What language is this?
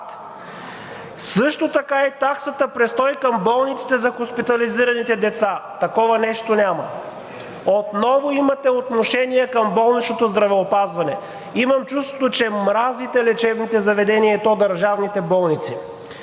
Bulgarian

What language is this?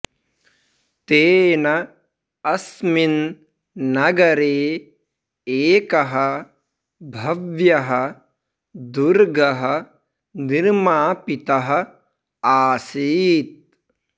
Sanskrit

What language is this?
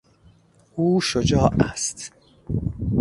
Persian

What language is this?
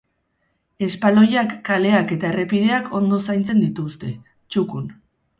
Basque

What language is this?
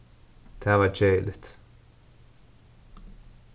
Faroese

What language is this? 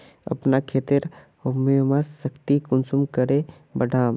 Magahi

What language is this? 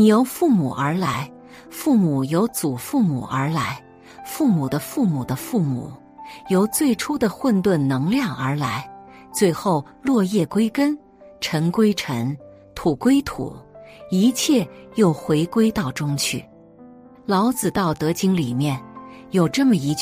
Chinese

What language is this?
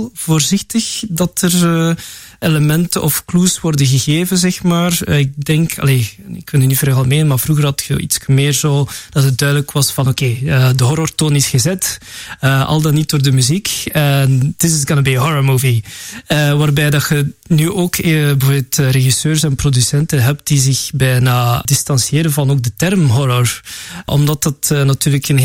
Dutch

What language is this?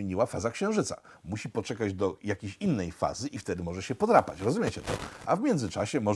Polish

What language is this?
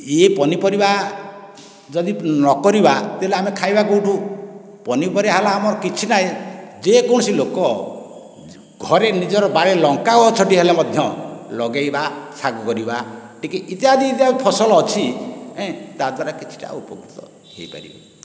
Odia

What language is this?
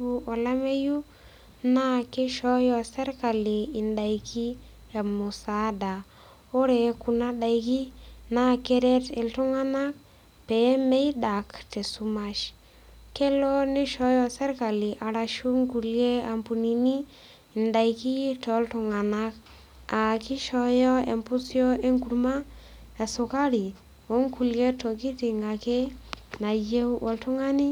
Masai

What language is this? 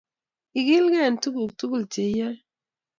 Kalenjin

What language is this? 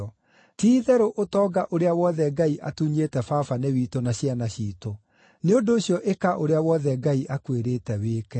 Kikuyu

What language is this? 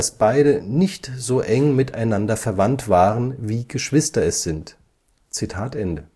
German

